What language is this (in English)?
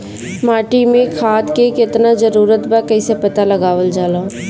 Bhojpuri